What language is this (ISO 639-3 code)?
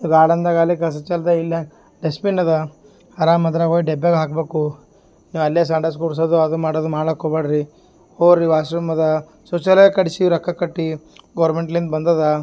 kan